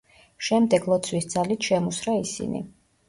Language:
Georgian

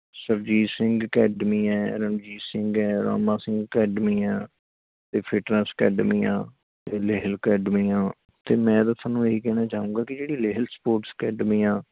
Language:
Punjabi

